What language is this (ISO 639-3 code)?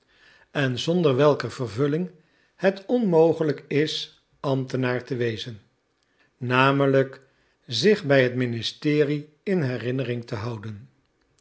nld